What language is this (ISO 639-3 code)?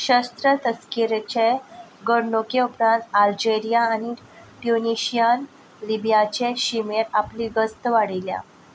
kok